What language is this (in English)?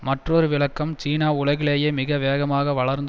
Tamil